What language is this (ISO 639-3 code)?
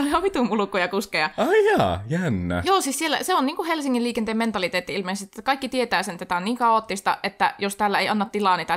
fin